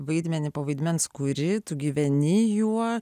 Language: Lithuanian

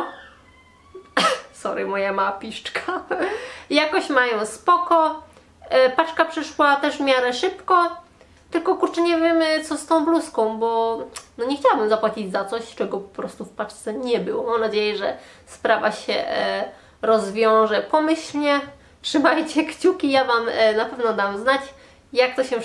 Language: Polish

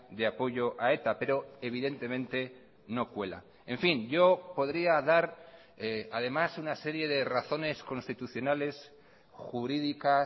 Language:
Spanish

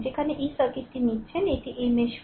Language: Bangla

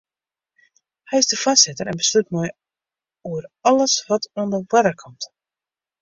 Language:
Western Frisian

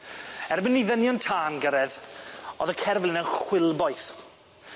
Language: Welsh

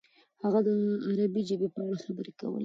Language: Pashto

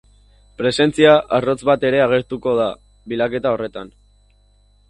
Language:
Basque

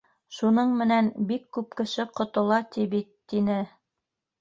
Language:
Bashkir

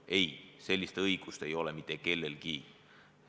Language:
Estonian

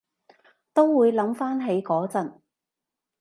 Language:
Cantonese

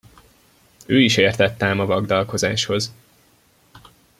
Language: Hungarian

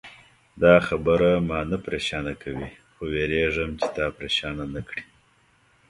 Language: Pashto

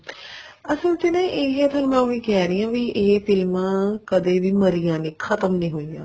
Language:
Punjabi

